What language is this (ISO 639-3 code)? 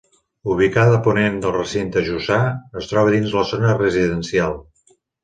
cat